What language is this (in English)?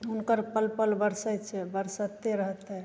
Maithili